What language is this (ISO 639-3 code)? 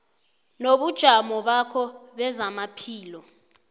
nbl